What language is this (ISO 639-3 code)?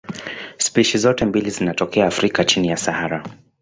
swa